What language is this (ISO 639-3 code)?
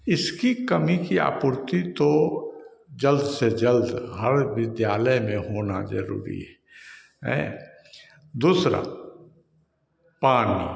hin